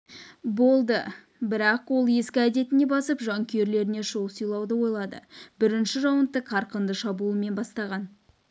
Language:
Kazakh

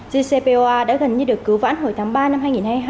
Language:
Vietnamese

